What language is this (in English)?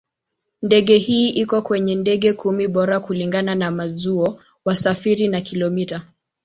Swahili